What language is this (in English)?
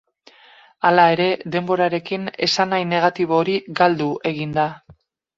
Basque